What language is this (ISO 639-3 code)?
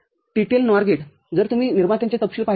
mar